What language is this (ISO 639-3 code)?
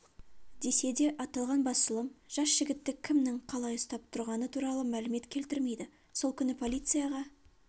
kaz